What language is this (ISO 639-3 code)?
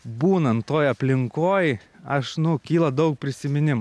lit